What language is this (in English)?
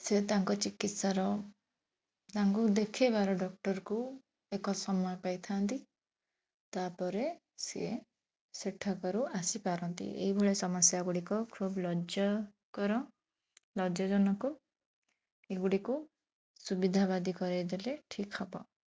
Odia